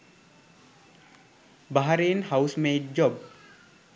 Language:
Sinhala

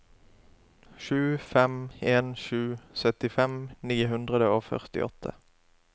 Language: Norwegian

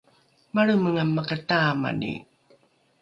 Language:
Rukai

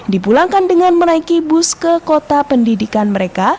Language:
Indonesian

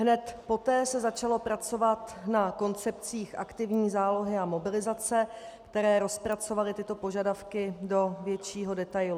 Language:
Czech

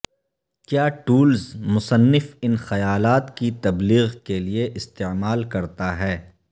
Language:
Urdu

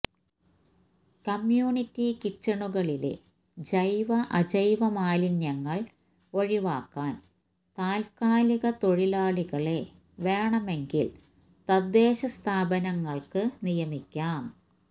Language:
Malayalam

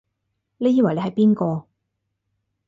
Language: Cantonese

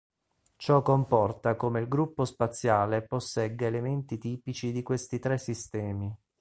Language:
Italian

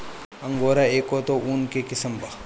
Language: Bhojpuri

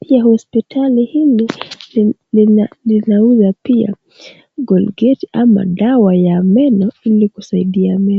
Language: Swahili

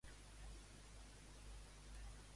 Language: Catalan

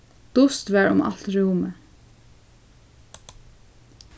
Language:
Faroese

